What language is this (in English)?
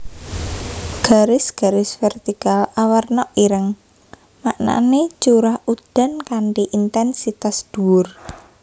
Javanese